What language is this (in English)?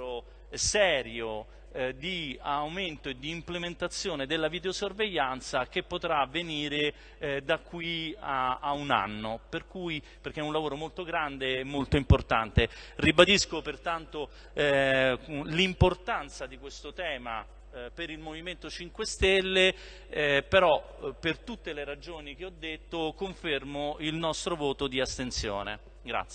Italian